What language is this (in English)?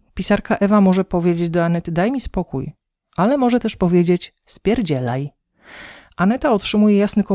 Polish